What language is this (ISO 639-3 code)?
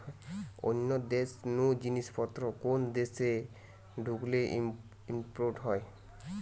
ben